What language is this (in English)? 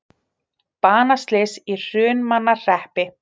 Icelandic